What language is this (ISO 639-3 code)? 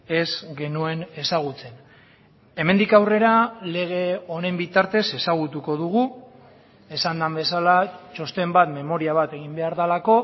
eus